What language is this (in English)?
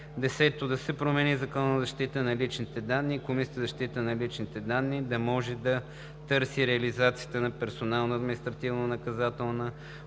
Bulgarian